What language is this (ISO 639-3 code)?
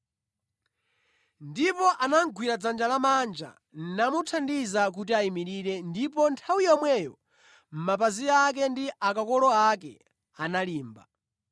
nya